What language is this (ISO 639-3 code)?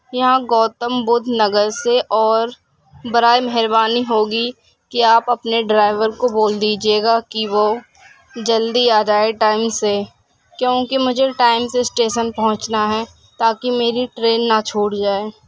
urd